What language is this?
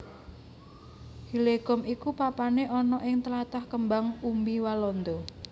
Javanese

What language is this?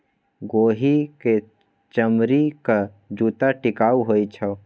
Maithili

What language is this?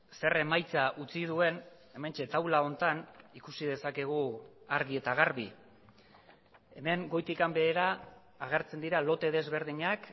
Basque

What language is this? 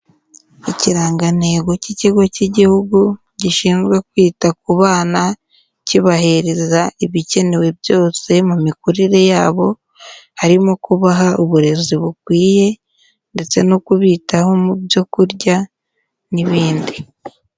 Kinyarwanda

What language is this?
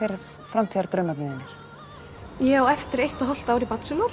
Icelandic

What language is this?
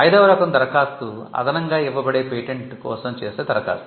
Telugu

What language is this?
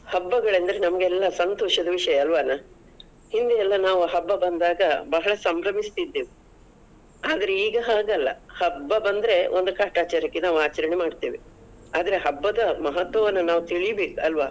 Kannada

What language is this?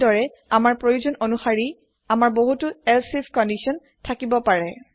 Assamese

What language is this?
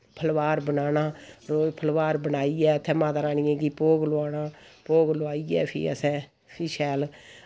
Dogri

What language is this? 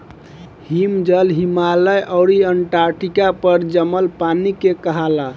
Bhojpuri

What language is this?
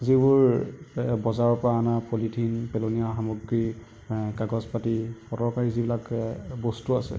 Assamese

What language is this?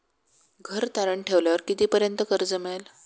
Marathi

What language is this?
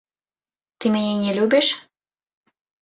Belarusian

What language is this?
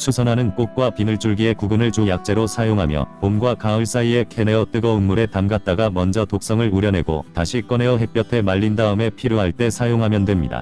Korean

